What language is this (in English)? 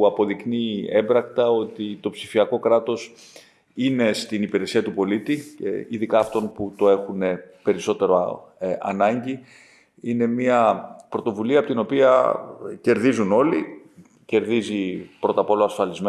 Greek